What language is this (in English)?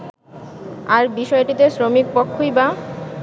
Bangla